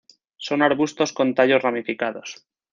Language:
Spanish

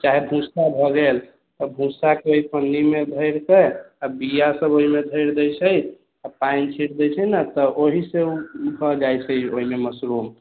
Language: Maithili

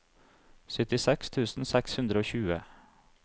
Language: Norwegian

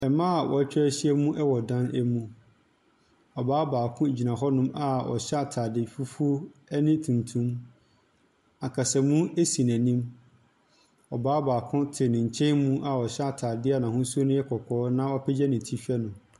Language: Akan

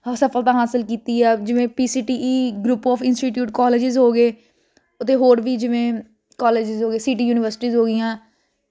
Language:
Punjabi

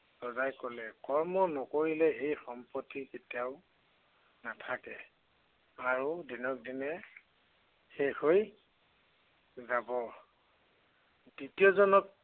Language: Assamese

